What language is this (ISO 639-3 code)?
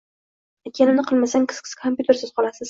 uzb